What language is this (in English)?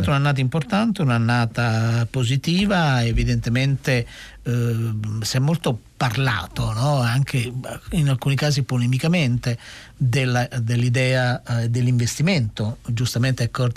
Italian